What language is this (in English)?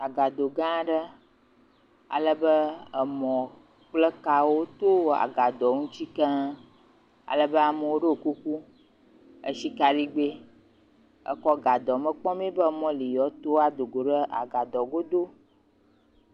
Ewe